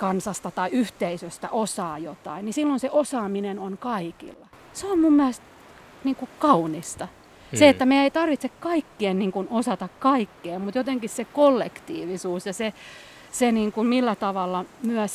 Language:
Finnish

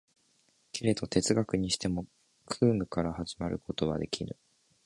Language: Japanese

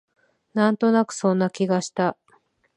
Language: Japanese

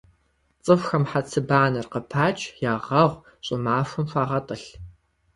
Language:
Kabardian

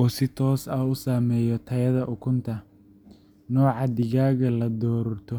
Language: Somali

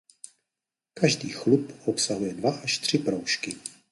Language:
Czech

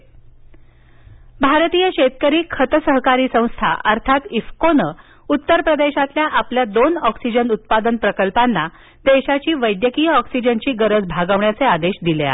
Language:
Marathi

